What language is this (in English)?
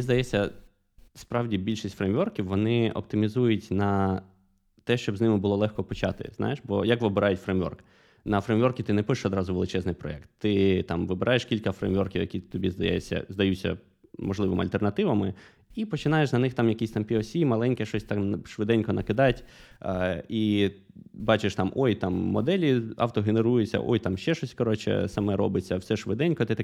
Ukrainian